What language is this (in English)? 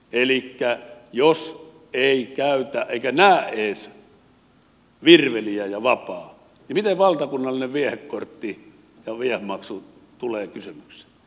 Finnish